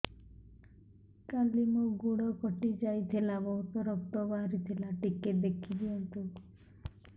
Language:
Odia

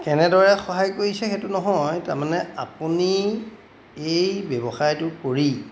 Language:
Assamese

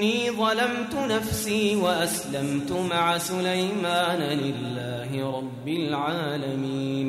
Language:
Arabic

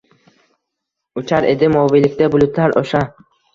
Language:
Uzbek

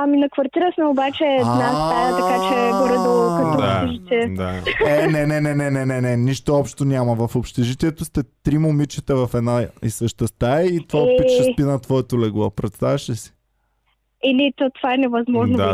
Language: Bulgarian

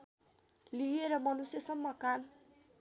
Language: Nepali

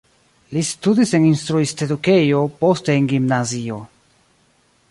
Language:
Esperanto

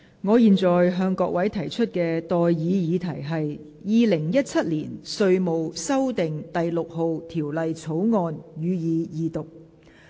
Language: Cantonese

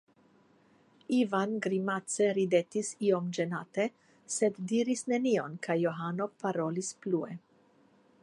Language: Esperanto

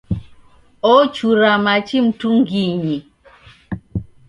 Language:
Taita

